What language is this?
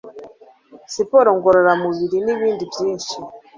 Kinyarwanda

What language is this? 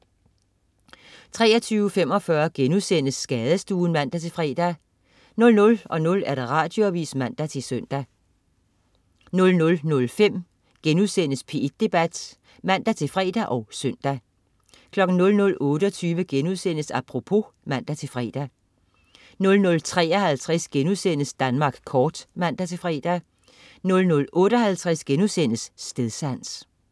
Danish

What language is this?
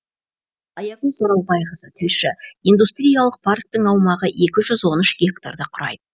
Kazakh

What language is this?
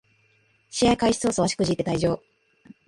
Japanese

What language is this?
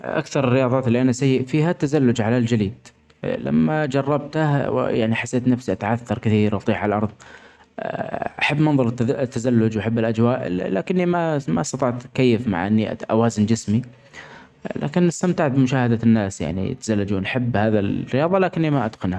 Omani Arabic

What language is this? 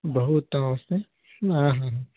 Sanskrit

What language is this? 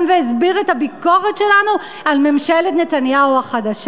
Hebrew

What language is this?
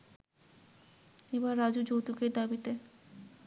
Bangla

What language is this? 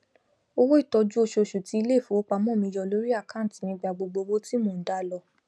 Yoruba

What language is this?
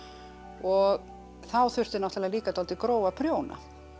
Icelandic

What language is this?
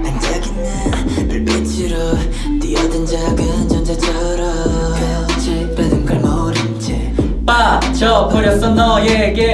Korean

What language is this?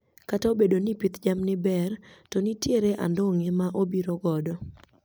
Luo (Kenya and Tanzania)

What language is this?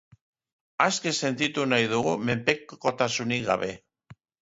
Basque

